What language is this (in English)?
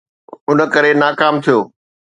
Sindhi